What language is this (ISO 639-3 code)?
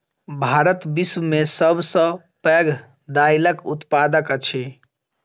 mai